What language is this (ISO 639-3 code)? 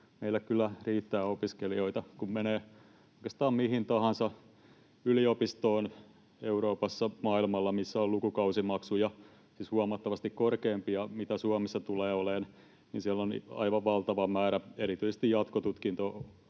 fin